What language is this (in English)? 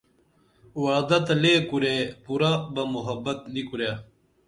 Dameli